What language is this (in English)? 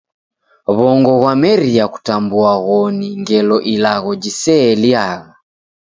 Taita